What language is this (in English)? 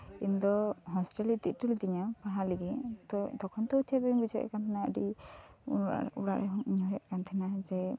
Santali